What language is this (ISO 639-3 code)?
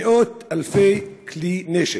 heb